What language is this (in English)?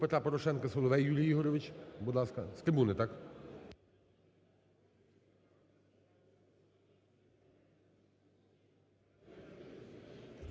Ukrainian